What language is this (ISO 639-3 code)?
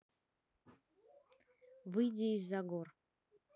rus